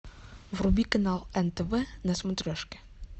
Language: Russian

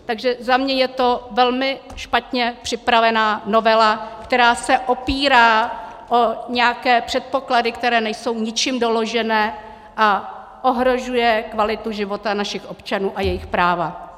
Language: Czech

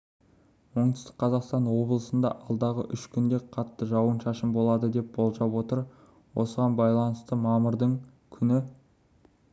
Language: Kazakh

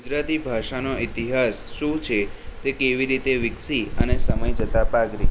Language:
Gujarati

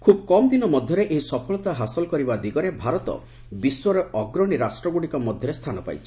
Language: Odia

